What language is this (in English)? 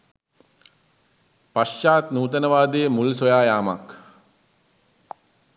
Sinhala